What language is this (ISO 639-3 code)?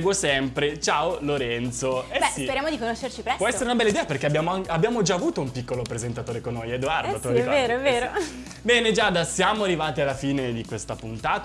ita